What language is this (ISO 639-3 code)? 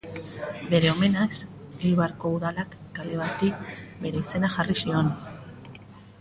eus